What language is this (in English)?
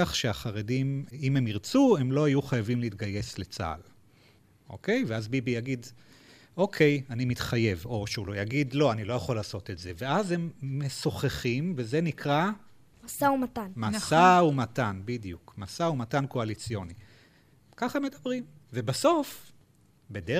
Hebrew